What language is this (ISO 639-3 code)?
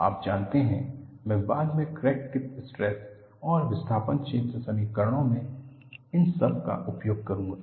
hin